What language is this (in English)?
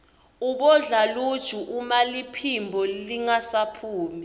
Swati